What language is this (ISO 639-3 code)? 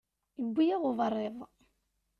kab